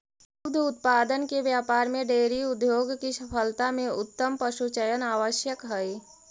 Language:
Magahi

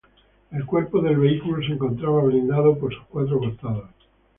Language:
Spanish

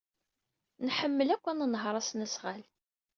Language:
Kabyle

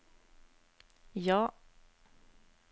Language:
Norwegian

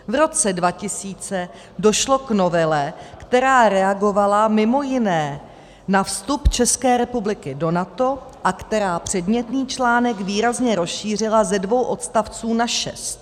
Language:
Czech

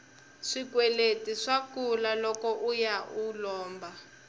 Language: Tsonga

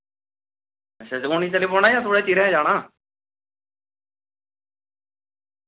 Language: Dogri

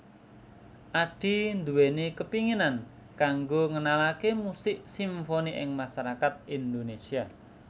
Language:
Javanese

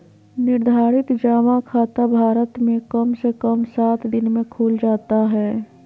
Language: Magahi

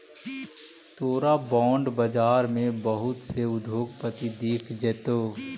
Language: Magahi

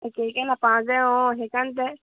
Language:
Assamese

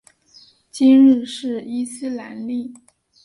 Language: Chinese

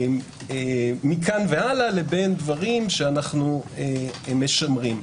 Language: Hebrew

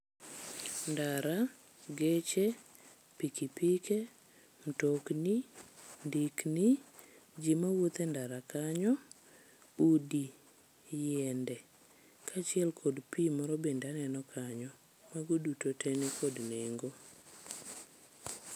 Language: Luo (Kenya and Tanzania)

